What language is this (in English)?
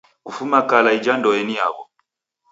Taita